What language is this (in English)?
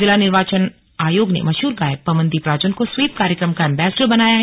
Hindi